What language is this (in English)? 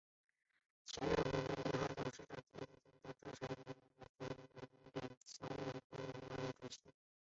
Chinese